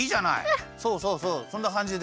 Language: Japanese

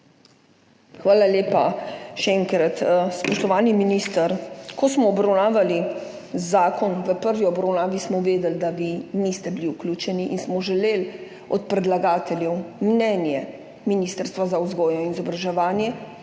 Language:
Slovenian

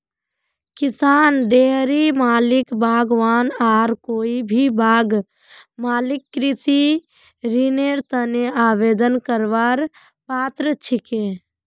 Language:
Magahi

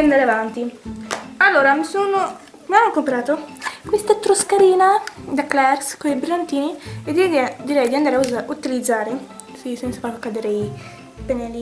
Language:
Italian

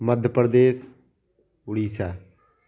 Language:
Hindi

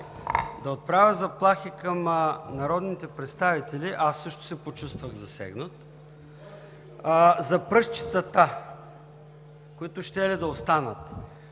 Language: Bulgarian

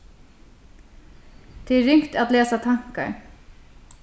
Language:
Faroese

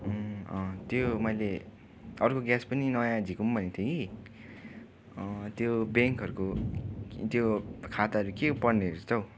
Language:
Nepali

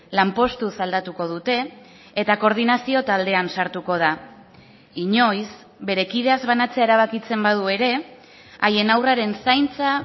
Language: Basque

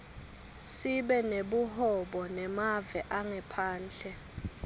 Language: Swati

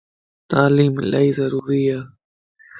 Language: Lasi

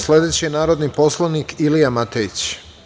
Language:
Serbian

